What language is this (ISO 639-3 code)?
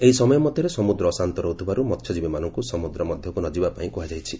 ori